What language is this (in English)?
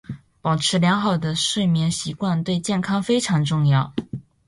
Chinese